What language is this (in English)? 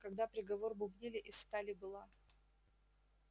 Russian